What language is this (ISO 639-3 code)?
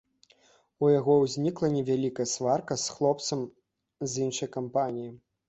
bel